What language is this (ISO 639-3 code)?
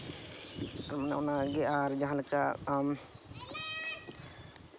sat